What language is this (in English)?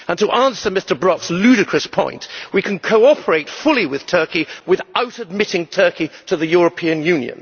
English